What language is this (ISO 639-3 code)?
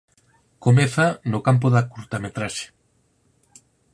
glg